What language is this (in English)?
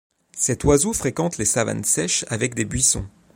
French